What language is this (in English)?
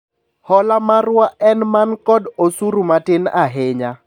Luo (Kenya and Tanzania)